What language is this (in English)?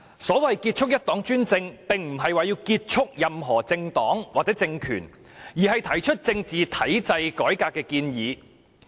Cantonese